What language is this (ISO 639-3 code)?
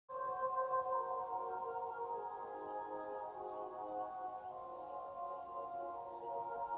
vie